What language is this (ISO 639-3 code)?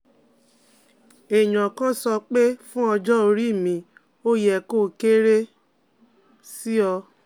yor